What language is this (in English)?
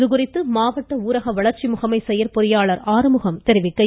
Tamil